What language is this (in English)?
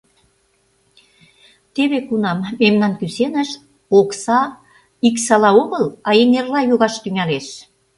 Mari